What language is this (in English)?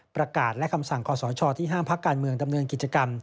Thai